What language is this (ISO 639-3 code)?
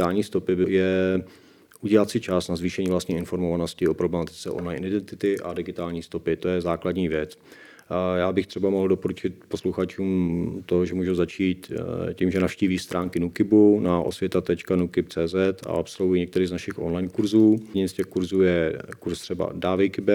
ces